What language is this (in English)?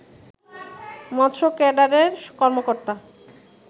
Bangla